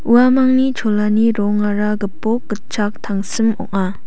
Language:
Garo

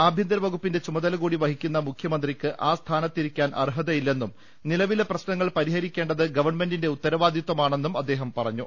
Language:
Malayalam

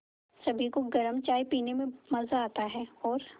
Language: Hindi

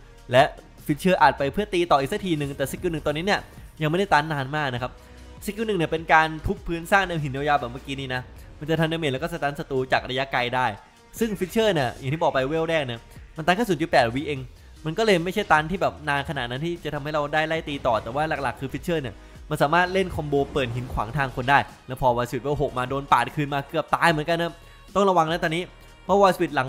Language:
Thai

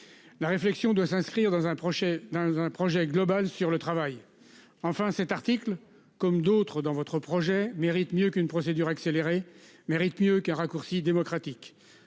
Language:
French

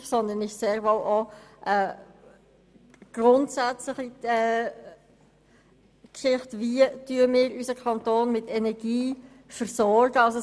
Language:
Swiss German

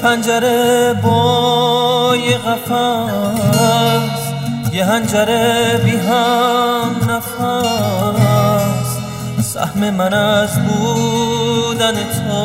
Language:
Persian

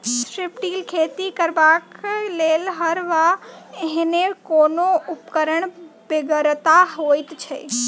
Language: Maithili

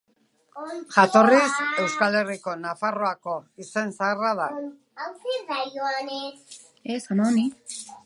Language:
Basque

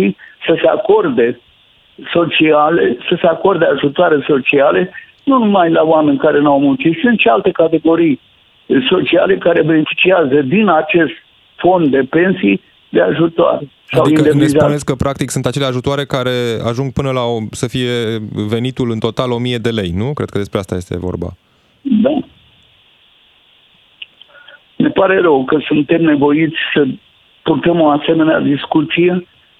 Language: Romanian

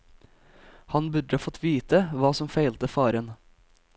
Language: Norwegian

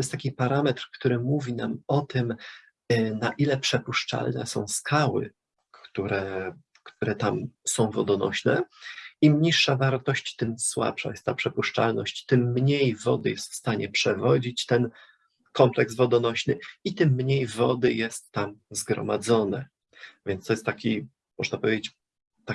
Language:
Polish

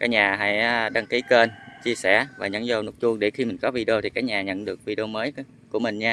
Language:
Vietnamese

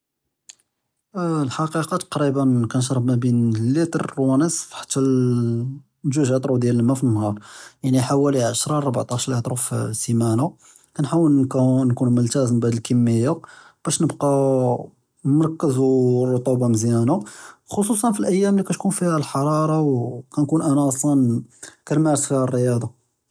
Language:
Judeo-Arabic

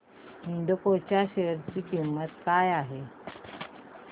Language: Marathi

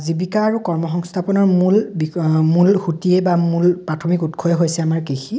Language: Assamese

